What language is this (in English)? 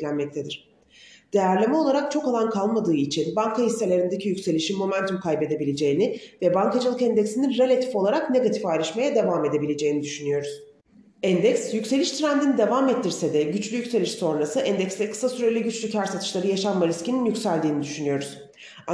Turkish